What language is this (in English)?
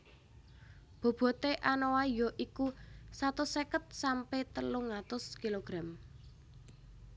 Javanese